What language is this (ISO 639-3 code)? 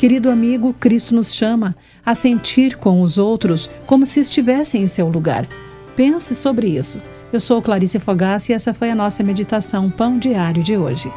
por